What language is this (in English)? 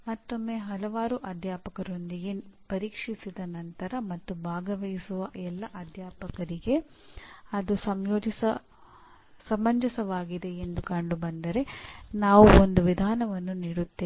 Kannada